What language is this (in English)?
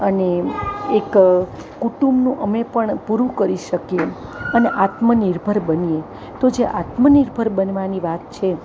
Gujarati